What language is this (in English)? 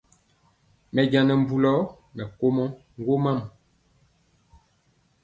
Mpiemo